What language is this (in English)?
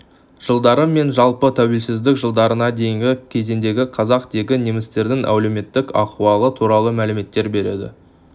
Kazakh